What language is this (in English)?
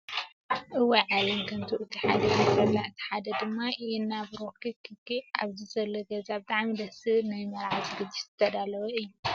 Tigrinya